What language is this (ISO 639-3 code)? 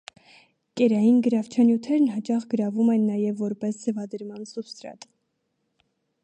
hye